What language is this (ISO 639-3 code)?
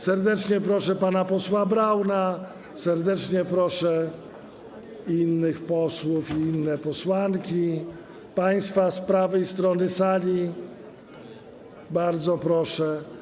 pol